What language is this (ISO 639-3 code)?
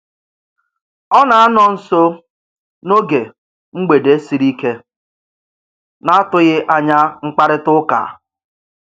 ibo